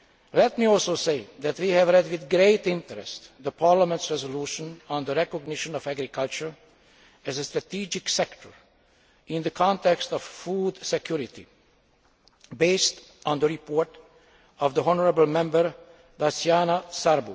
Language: English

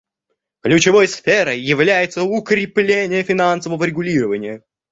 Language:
Russian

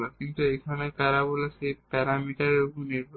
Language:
Bangla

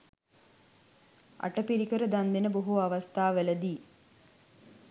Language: Sinhala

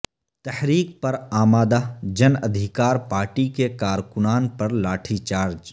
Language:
Urdu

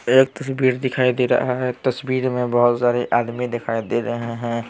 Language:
Hindi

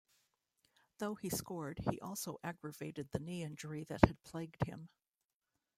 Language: English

